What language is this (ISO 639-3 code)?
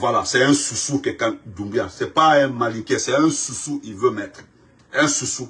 fra